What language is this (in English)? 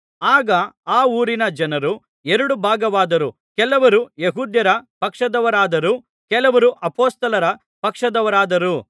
Kannada